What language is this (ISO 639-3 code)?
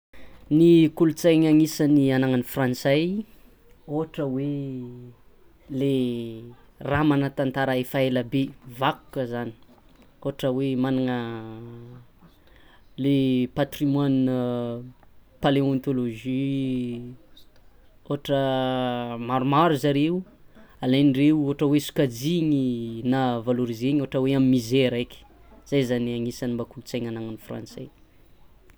xmw